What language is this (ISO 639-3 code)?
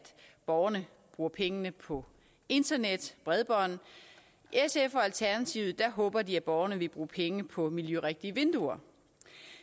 dan